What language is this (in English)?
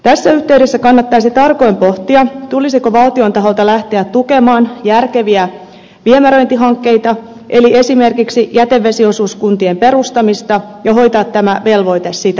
Finnish